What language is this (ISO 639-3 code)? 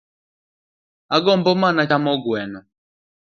luo